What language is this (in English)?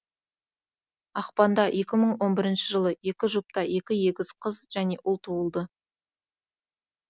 Kazakh